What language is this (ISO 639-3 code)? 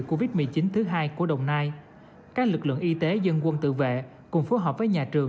vie